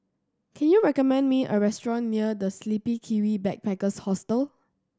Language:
English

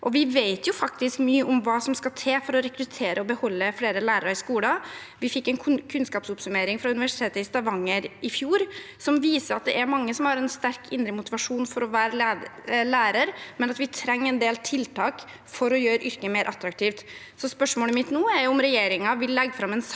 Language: Norwegian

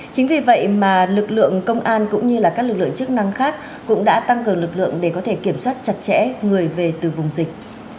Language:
Vietnamese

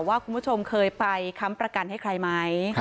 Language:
Thai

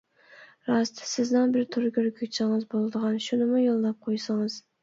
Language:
Uyghur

